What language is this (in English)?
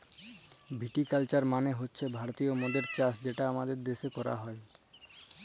Bangla